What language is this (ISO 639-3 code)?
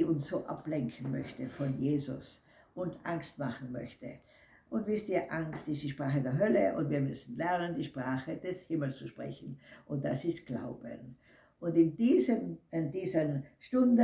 deu